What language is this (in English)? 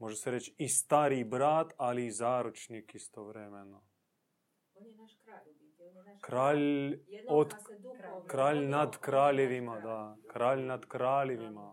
Croatian